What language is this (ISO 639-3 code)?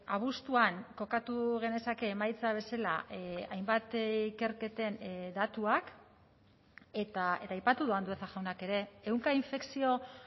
eus